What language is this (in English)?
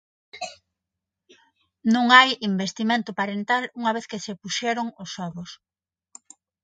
Galician